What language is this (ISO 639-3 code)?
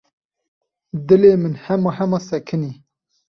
kur